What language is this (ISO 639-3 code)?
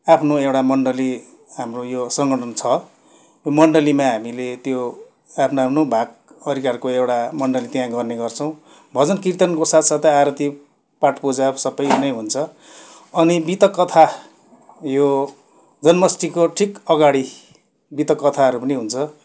nep